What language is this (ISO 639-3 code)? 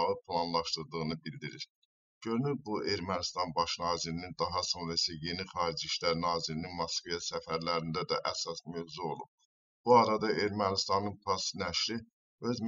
tur